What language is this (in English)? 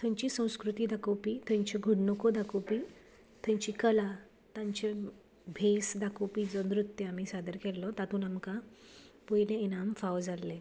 Konkani